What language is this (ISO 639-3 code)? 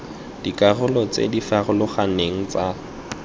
tsn